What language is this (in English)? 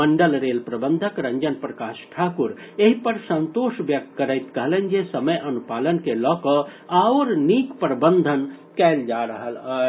Maithili